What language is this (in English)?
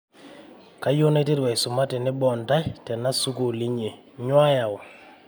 Masai